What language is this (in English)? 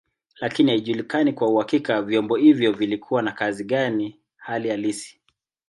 Swahili